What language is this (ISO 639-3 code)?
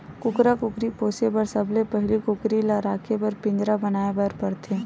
hne